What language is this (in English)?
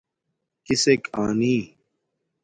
Domaaki